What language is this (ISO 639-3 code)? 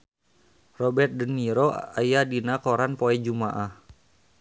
sun